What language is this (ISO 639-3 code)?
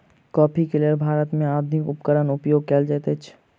mai